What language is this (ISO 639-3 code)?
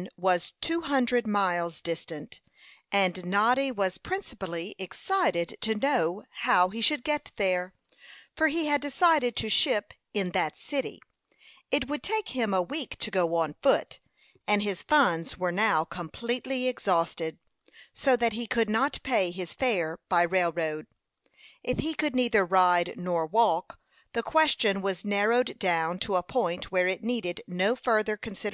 eng